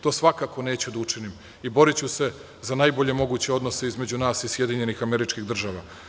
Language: Serbian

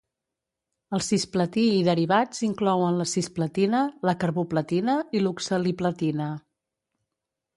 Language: Catalan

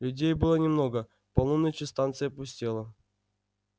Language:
Russian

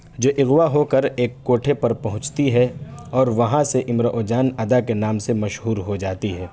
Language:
Urdu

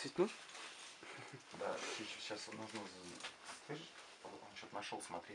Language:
Russian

